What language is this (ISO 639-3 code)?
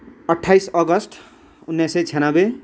nep